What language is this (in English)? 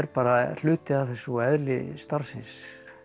Icelandic